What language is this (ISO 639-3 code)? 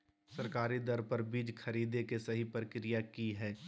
mag